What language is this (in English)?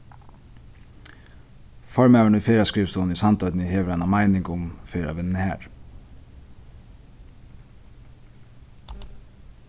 Faroese